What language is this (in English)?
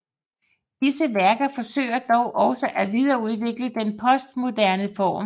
Danish